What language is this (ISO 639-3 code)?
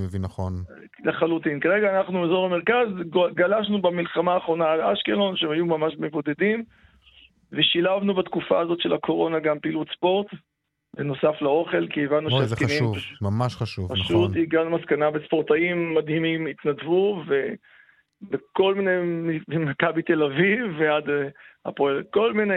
heb